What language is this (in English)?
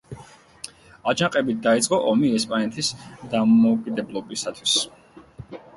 Georgian